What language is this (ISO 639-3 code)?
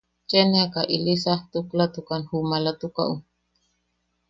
yaq